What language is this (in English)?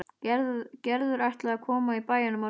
Icelandic